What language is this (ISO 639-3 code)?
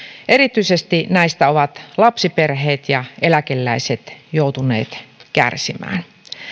fin